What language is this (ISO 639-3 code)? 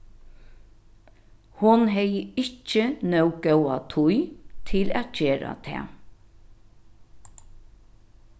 fao